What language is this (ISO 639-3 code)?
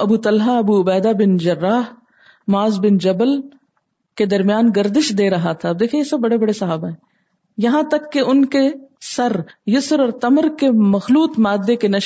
urd